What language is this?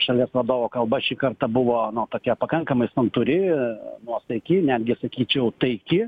Lithuanian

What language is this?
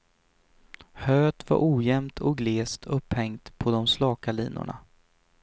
Swedish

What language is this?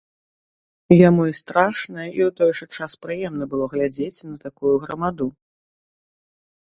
Belarusian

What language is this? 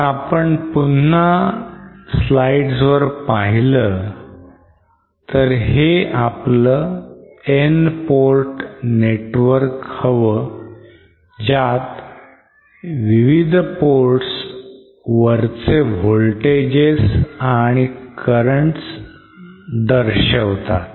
Marathi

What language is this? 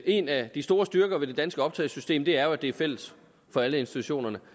Danish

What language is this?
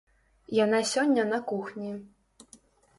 Belarusian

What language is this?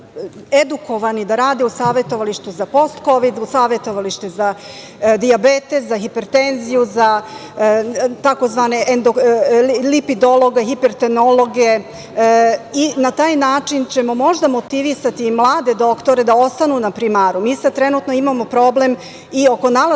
Serbian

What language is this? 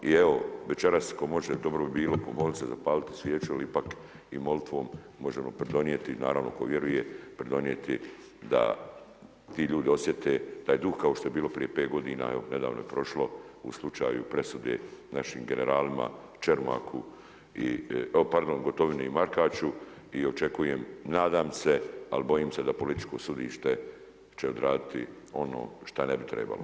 Croatian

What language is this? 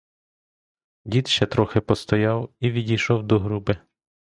Ukrainian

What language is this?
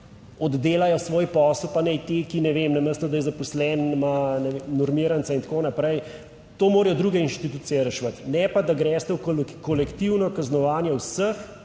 Slovenian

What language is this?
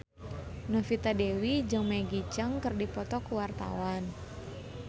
Sundanese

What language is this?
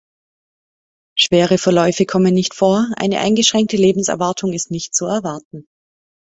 German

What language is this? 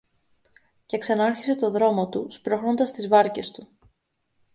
Greek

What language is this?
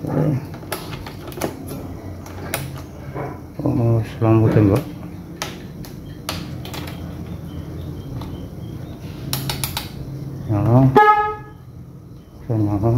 Indonesian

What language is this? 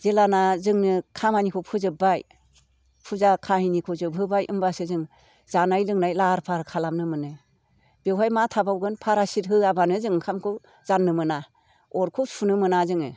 Bodo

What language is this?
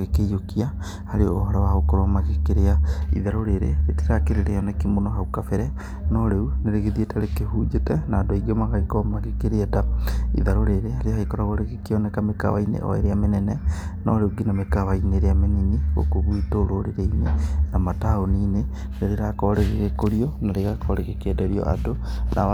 Kikuyu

